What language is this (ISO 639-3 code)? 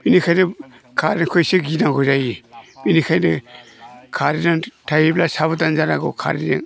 brx